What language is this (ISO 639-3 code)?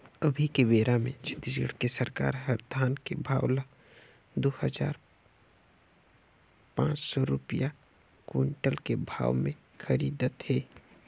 hne